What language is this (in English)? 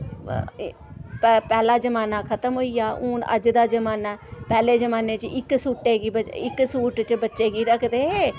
Dogri